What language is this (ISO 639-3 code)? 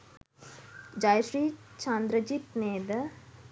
sin